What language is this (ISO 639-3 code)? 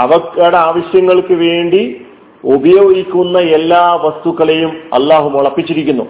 mal